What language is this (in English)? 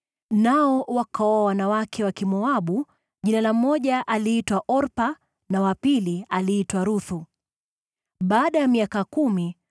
Swahili